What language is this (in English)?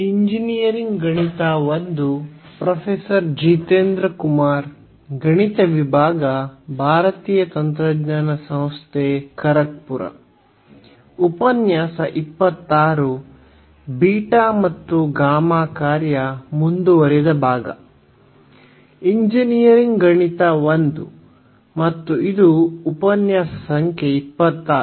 Kannada